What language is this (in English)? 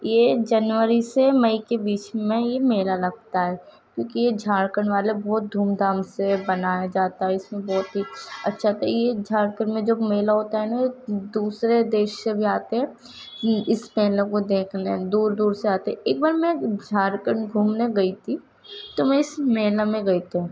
Urdu